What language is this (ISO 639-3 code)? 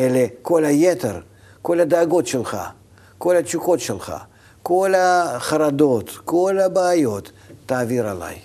heb